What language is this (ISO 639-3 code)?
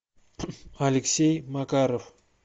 rus